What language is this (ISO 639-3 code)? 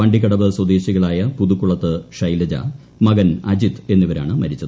mal